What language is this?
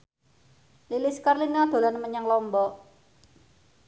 Javanese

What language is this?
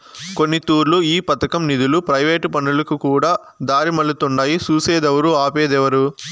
Telugu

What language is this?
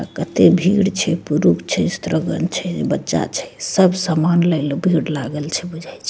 Maithili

